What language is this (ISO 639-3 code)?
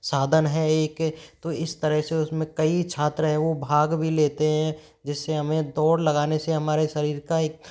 hin